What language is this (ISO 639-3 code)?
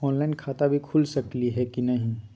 mag